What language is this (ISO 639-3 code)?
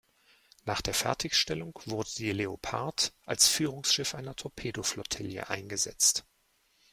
deu